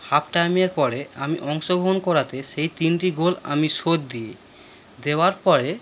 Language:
Bangla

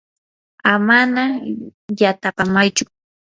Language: Yanahuanca Pasco Quechua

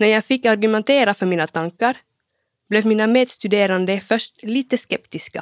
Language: Swedish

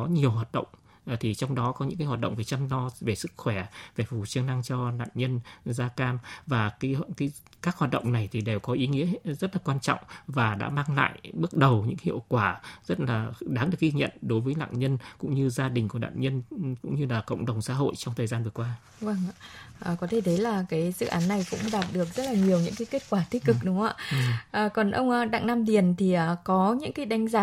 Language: Vietnamese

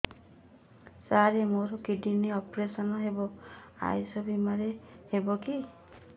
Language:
Odia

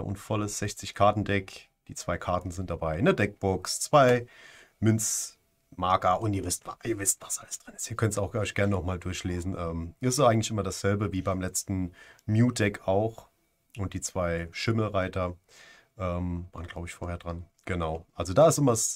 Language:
German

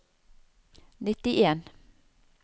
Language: Norwegian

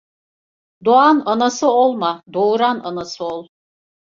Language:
Turkish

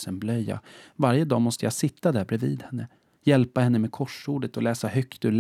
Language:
Swedish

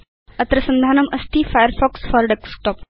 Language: Sanskrit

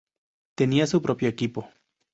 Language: Spanish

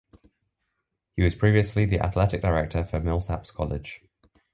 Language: English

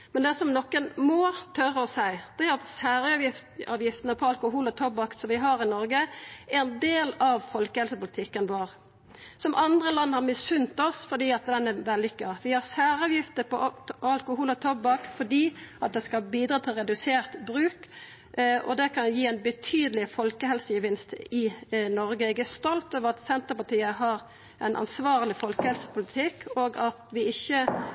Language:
Norwegian Nynorsk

